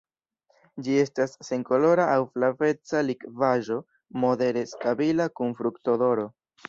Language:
Esperanto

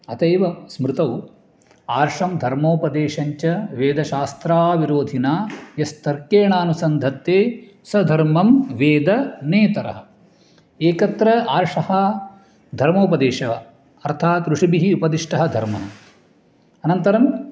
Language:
Sanskrit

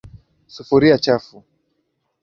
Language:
Swahili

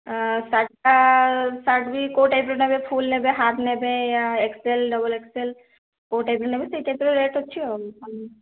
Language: Odia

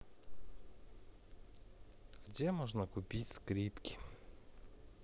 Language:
Russian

